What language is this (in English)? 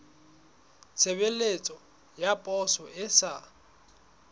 Southern Sotho